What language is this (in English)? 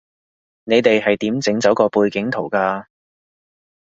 Cantonese